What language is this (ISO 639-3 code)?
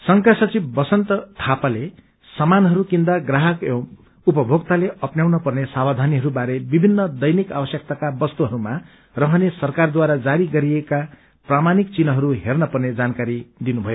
nep